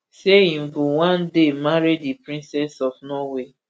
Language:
Nigerian Pidgin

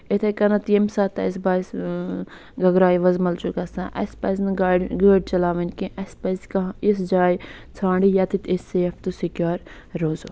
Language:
Kashmiri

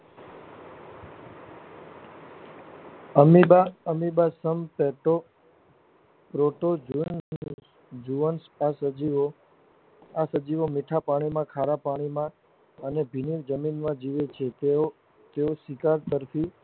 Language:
Gujarati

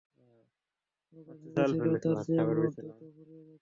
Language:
Bangla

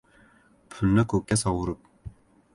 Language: Uzbek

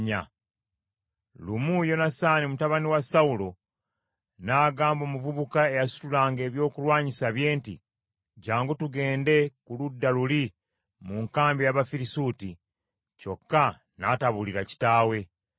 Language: Ganda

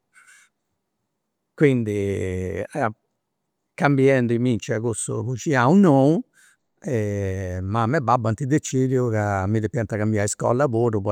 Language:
Campidanese Sardinian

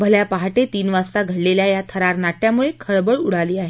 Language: Marathi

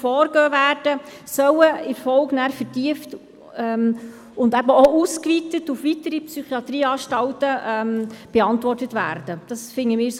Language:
Swiss German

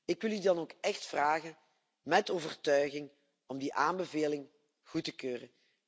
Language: Dutch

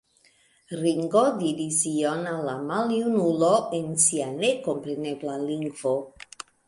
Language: Esperanto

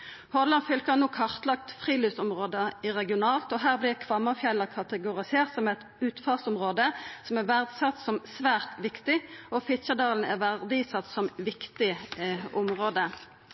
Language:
Norwegian Nynorsk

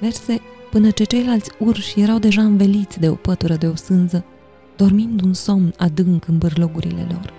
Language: Romanian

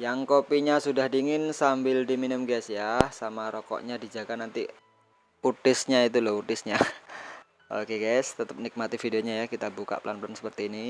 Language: Indonesian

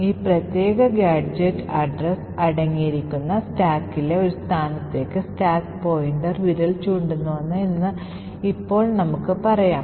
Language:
Malayalam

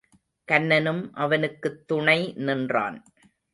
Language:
Tamil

